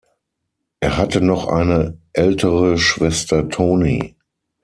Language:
German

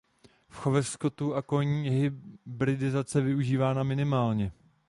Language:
Czech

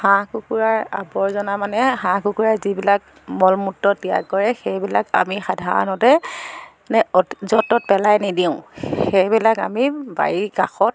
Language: Assamese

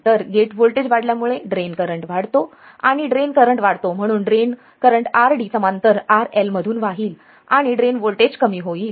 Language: Marathi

